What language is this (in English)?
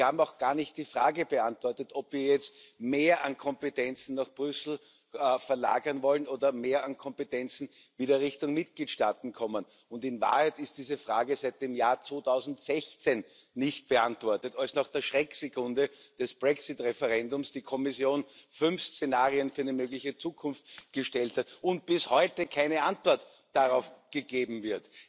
German